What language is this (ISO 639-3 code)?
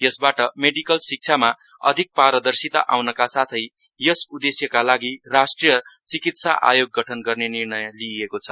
nep